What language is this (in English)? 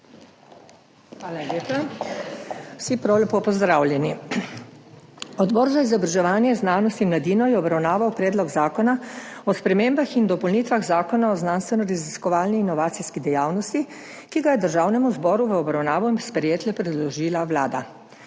Slovenian